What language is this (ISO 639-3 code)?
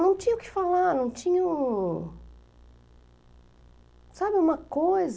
por